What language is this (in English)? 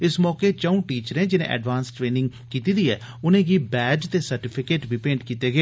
Dogri